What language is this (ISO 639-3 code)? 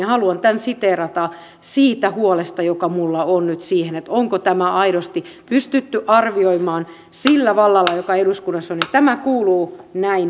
fin